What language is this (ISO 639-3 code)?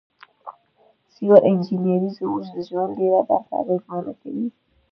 pus